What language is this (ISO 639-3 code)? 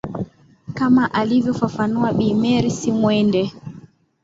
swa